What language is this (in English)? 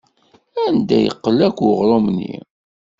Kabyle